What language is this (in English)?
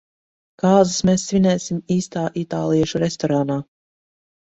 Latvian